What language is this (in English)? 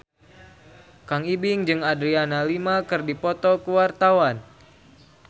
Sundanese